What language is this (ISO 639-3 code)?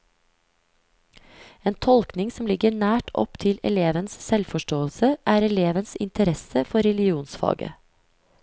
nor